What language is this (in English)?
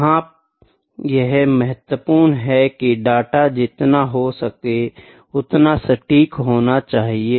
Hindi